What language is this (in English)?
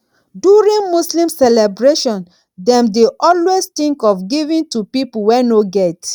Nigerian Pidgin